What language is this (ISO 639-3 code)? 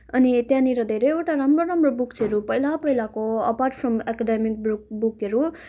nep